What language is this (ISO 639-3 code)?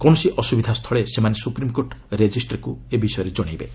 ori